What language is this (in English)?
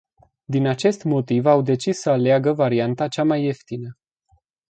Romanian